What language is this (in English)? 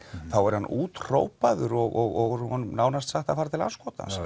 Icelandic